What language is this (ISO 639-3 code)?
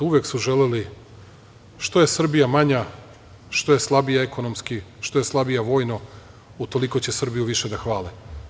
srp